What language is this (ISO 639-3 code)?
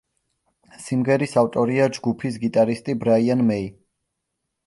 kat